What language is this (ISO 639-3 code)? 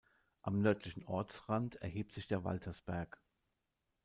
deu